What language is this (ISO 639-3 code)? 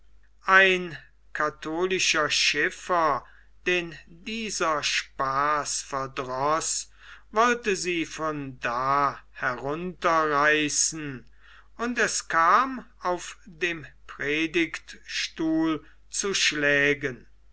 deu